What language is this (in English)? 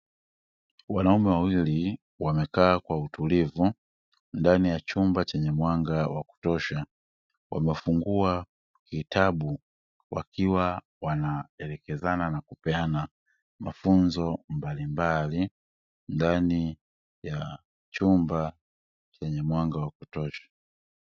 Swahili